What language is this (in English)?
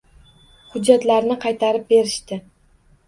Uzbek